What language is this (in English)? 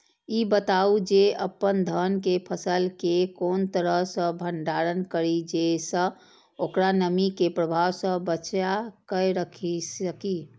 Maithili